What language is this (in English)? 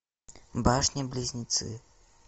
Russian